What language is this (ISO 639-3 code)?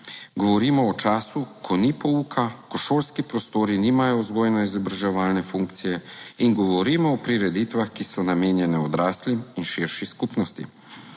slv